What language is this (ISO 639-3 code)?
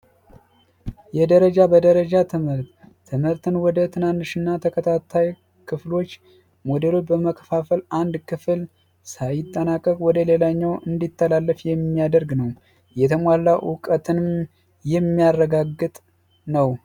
amh